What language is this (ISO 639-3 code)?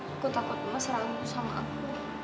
ind